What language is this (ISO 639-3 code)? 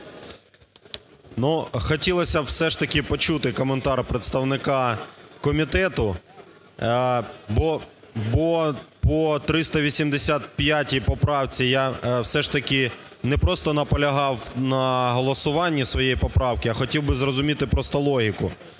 ukr